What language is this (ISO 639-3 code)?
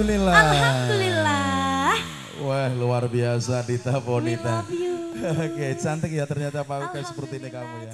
ind